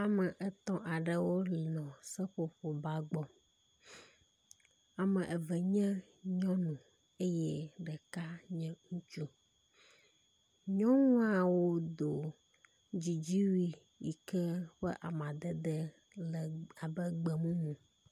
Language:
Ewe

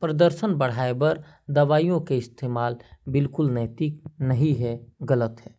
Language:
Korwa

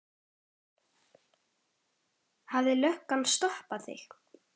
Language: Icelandic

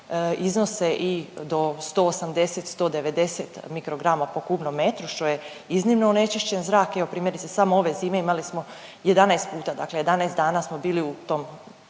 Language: Croatian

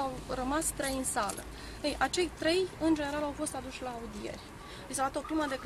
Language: Romanian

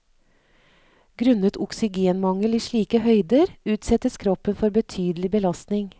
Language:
Norwegian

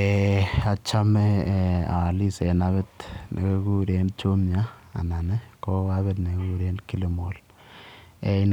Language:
Kalenjin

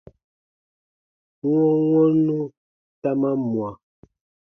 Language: Baatonum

